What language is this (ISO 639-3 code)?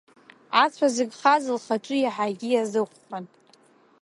abk